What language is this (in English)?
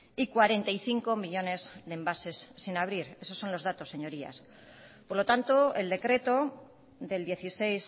Spanish